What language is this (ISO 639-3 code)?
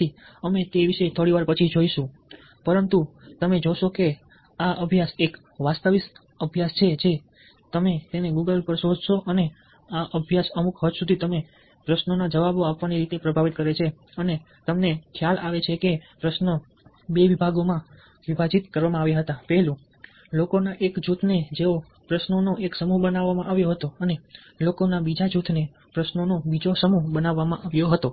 guj